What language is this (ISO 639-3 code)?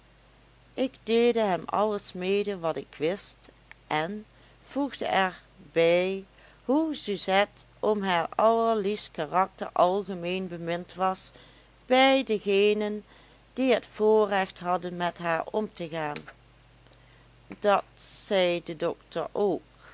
nld